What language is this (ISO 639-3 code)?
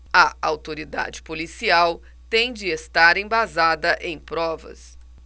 por